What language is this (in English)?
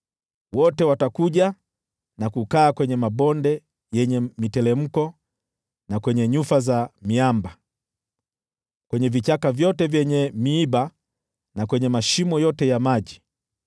Swahili